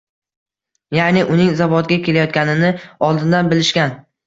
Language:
Uzbek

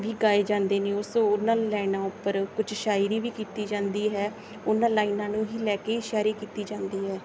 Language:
Punjabi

